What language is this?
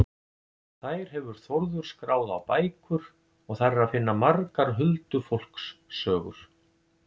Icelandic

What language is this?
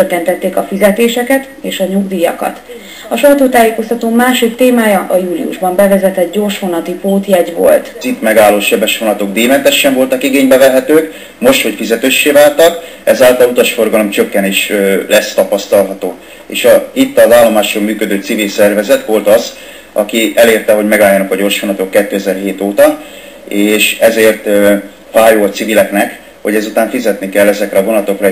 Hungarian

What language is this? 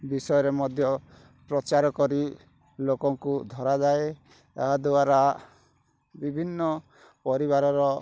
Odia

